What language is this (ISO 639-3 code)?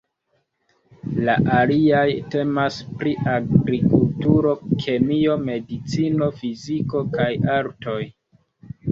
epo